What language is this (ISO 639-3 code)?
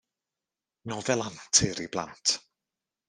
cym